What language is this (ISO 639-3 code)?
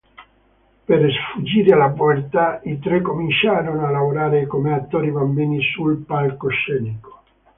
ita